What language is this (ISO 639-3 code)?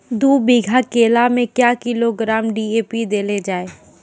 mai